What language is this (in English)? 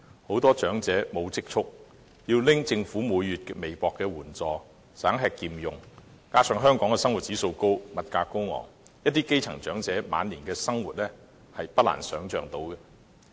Cantonese